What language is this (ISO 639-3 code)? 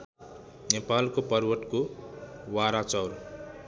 nep